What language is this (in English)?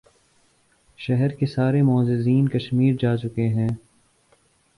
Urdu